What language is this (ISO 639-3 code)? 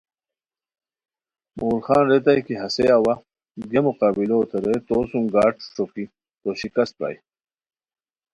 khw